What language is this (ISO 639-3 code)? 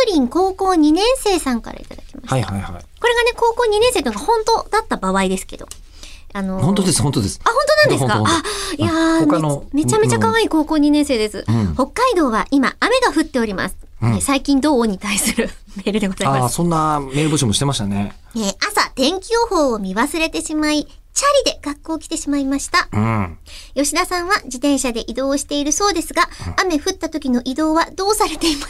jpn